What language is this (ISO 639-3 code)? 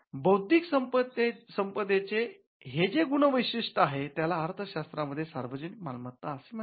mar